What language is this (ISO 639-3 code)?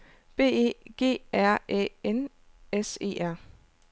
dan